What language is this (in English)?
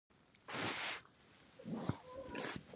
Pashto